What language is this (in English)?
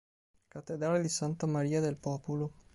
Italian